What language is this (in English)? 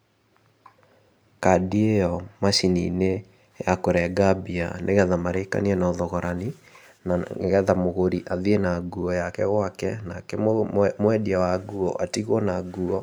Kikuyu